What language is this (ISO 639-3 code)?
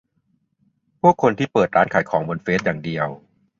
tha